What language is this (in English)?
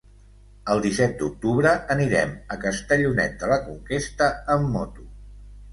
Catalan